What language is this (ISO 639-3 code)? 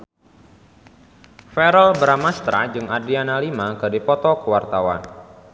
sun